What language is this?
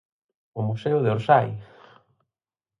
Galician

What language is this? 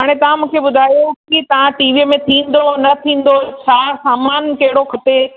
Sindhi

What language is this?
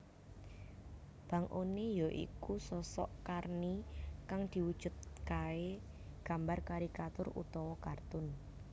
Javanese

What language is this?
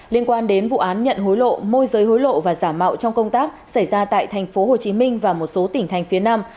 Vietnamese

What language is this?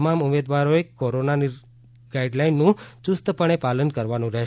Gujarati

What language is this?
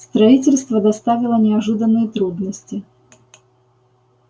Russian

